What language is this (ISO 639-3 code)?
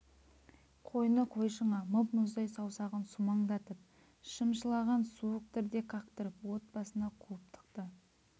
kaz